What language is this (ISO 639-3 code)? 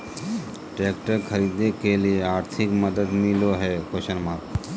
mag